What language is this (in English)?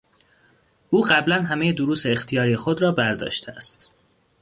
Persian